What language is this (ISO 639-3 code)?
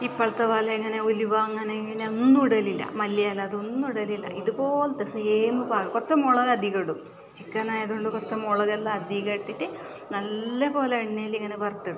mal